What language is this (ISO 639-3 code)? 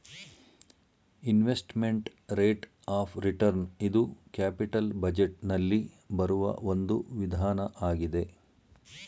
kan